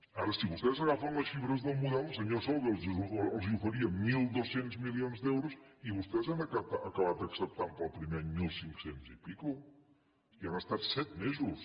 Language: Catalan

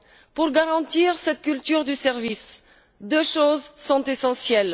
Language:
French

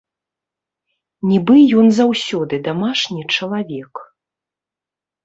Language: Belarusian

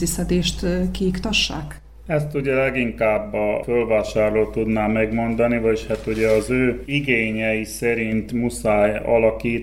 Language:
Hungarian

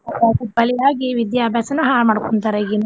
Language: Kannada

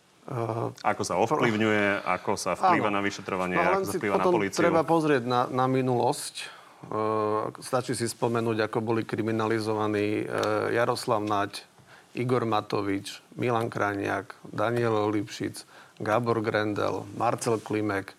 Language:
Slovak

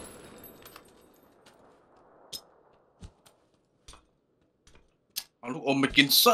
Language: Thai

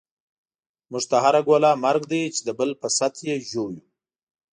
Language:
Pashto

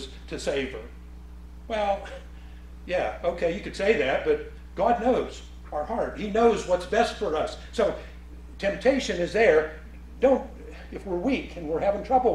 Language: English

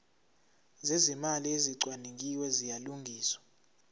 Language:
Zulu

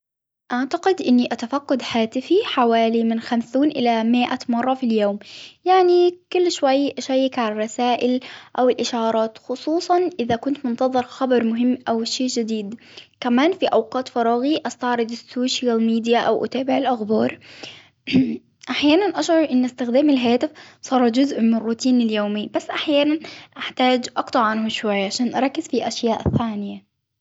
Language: Hijazi Arabic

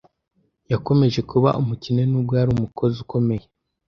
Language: Kinyarwanda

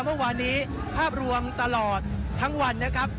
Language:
Thai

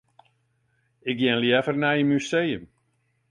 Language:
Western Frisian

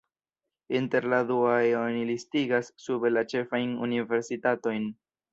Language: Esperanto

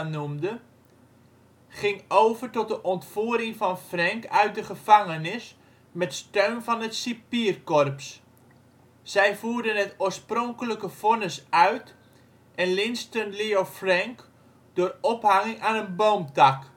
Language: Dutch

